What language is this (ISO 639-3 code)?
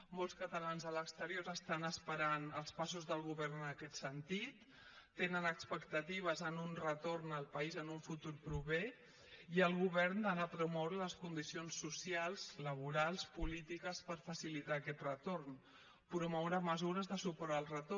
cat